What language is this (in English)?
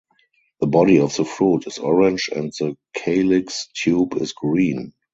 English